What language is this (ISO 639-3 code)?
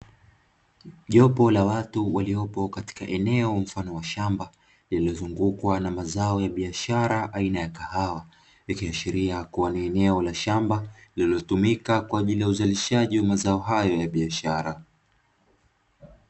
swa